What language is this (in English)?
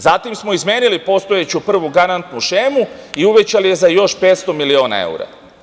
Serbian